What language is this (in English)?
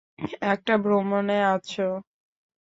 Bangla